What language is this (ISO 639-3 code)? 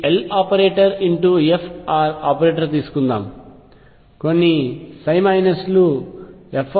tel